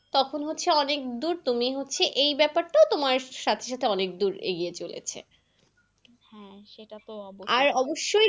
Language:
Bangla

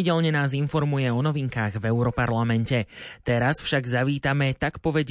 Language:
Slovak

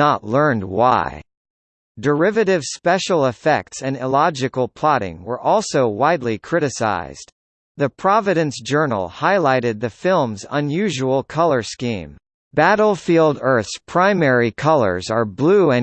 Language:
English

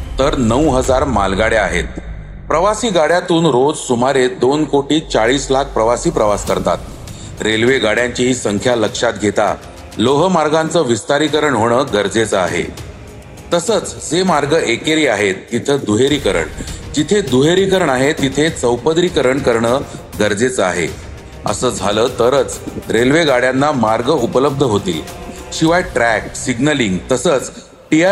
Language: Marathi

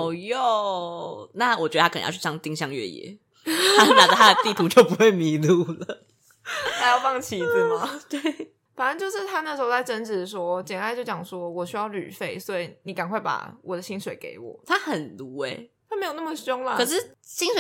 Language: Chinese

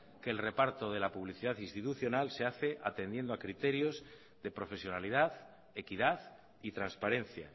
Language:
Spanish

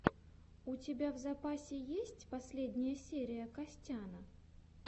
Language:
Russian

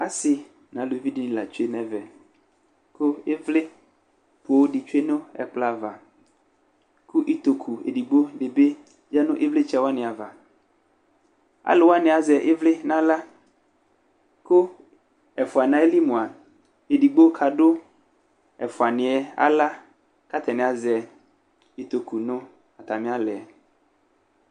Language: Ikposo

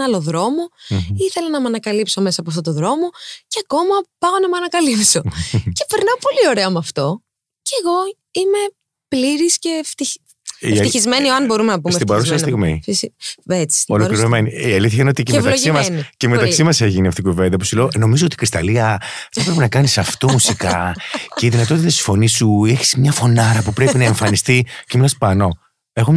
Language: Greek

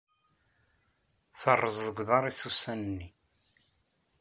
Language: Kabyle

